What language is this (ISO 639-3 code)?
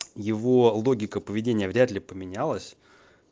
rus